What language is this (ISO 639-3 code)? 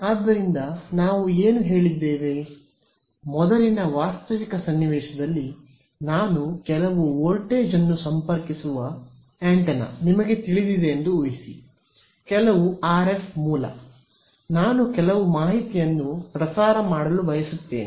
kan